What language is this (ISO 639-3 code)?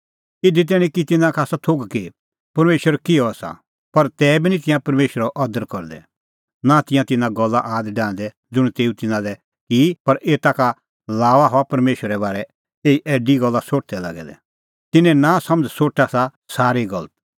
kfx